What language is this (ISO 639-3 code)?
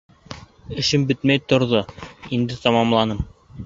bak